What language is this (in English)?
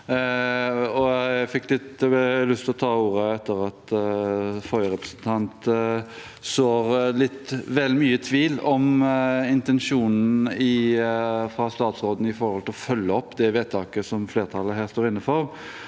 Norwegian